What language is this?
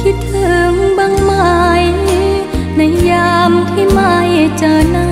Thai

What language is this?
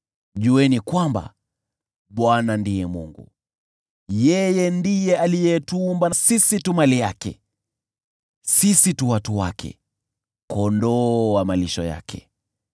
Swahili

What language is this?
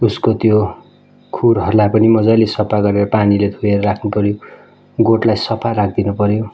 Nepali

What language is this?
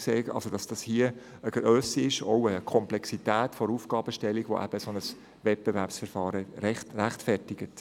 Swiss German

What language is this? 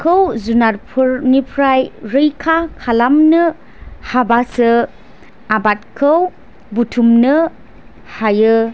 Bodo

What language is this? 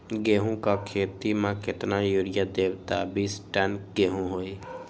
Magahi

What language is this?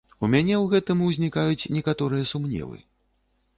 Belarusian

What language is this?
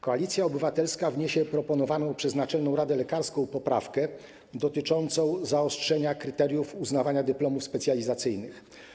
Polish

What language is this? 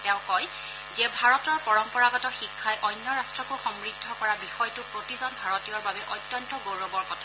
Assamese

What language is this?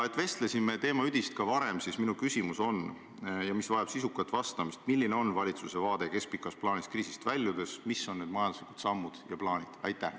Estonian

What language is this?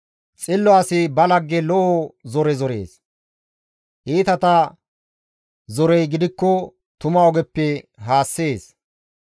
Gamo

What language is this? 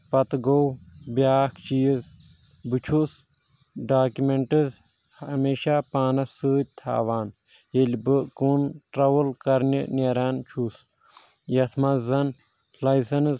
Kashmiri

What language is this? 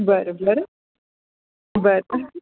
Marathi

